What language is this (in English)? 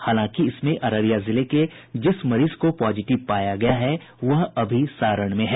Hindi